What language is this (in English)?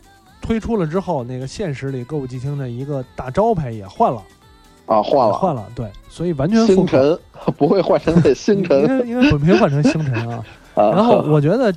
Chinese